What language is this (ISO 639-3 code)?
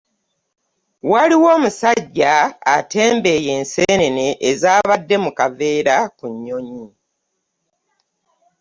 lug